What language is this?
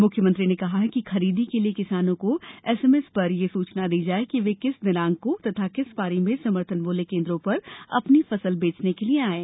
Hindi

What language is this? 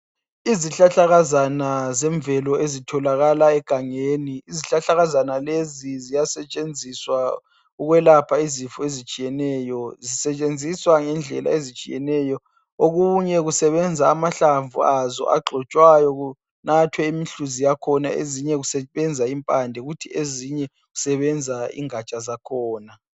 North Ndebele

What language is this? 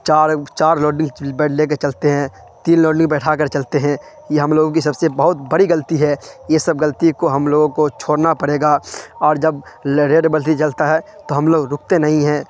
Urdu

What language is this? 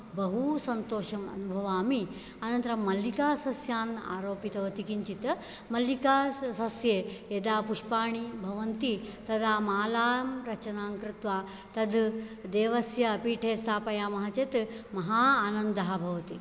Sanskrit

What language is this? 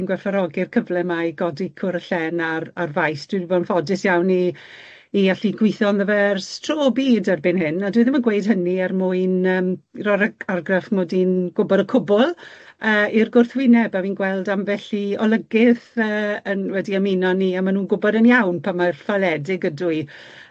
Welsh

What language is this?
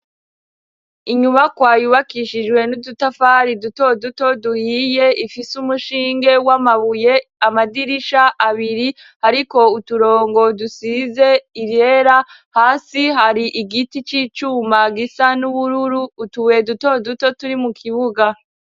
Rundi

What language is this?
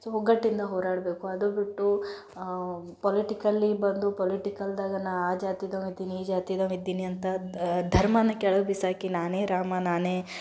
Kannada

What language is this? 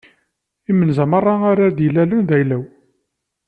Kabyle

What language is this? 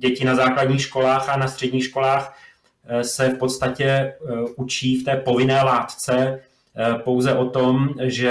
Czech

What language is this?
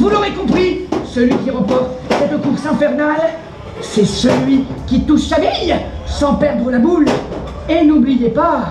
French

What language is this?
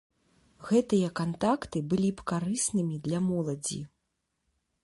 Belarusian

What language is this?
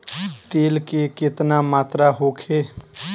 Bhojpuri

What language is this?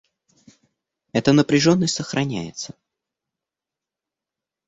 Russian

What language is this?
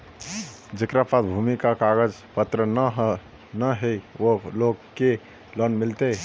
Magahi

